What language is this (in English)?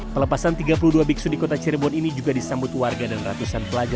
Indonesian